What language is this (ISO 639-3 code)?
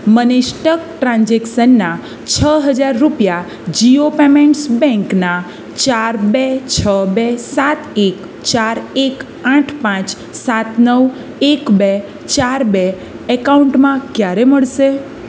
guj